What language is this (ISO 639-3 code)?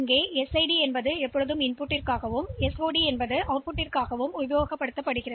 tam